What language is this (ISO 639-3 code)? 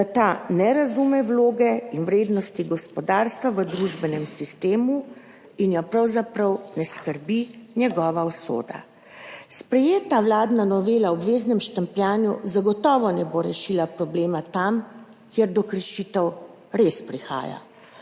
slv